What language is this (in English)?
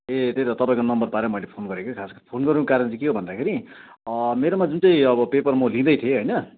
Nepali